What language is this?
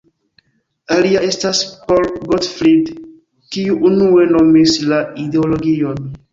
Esperanto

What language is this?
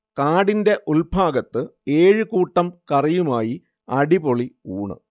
Malayalam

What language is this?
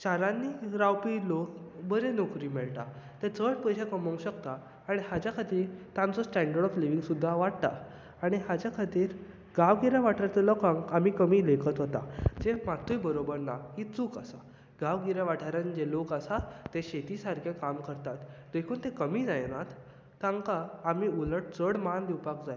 Konkani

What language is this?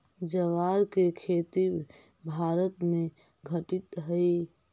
Magahi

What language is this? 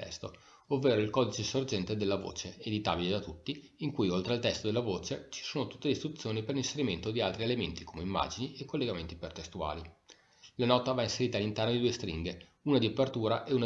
Italian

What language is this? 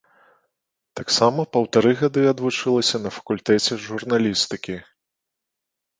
Belarusian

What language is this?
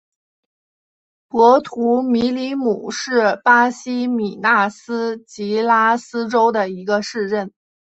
Chinese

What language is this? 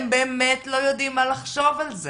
Hebrew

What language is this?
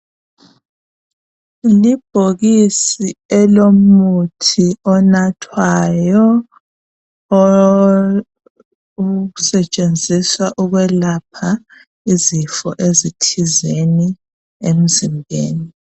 North Ndebele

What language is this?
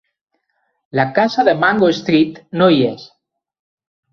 Catalan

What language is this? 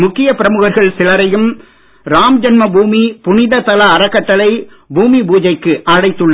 Tamil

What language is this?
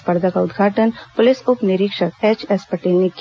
Hindi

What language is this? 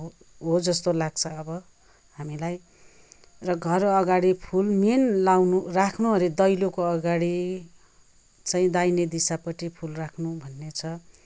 Nepali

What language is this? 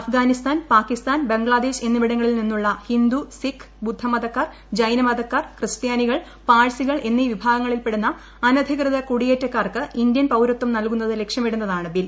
Malayalam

